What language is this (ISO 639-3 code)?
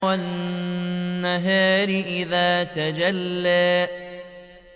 ara